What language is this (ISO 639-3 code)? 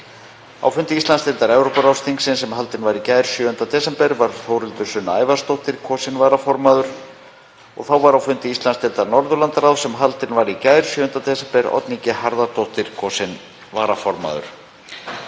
isl